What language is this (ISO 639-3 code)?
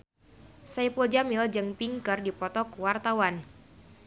sun